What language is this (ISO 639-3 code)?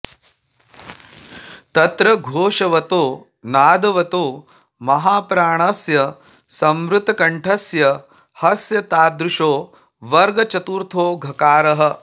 san